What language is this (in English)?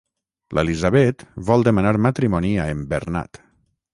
Catalan